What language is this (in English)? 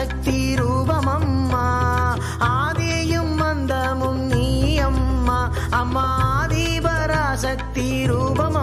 Indonesian